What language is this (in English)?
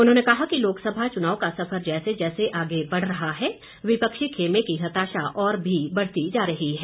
Hindi